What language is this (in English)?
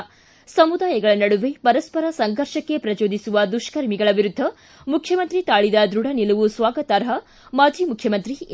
Kannada